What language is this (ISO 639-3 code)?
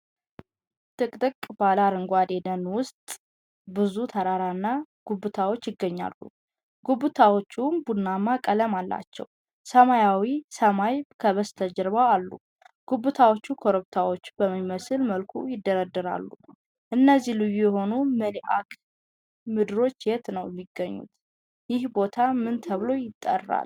amh